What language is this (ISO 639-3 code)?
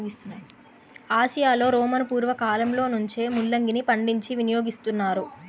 tel